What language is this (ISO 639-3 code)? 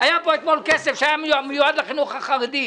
heb